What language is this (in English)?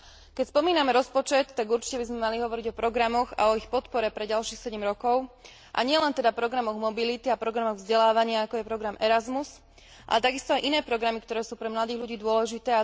Slovak